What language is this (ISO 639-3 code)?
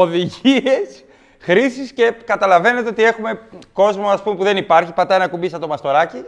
ell